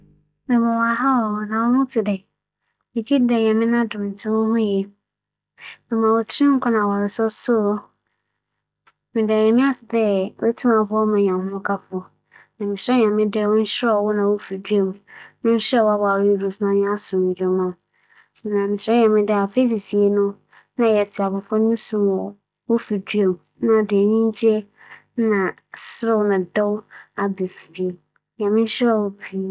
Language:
Akan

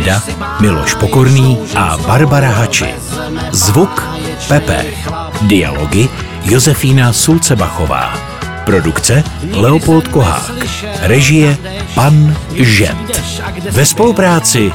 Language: Czech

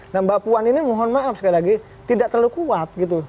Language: Indonesian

